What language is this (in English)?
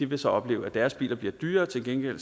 Danish